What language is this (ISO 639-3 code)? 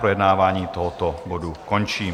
ces